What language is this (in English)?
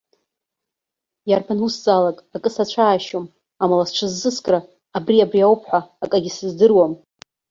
Abkhazian